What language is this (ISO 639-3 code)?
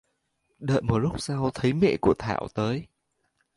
vie